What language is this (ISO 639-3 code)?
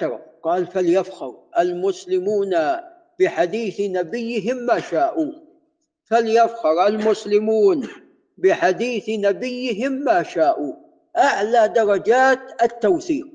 ara